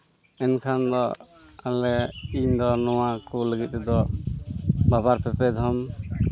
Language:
Santali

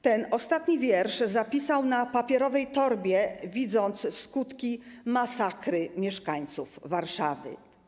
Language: Polish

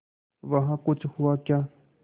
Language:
Hindi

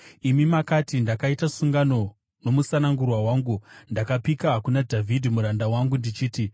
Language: Shona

